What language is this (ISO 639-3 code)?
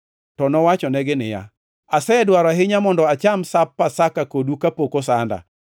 luo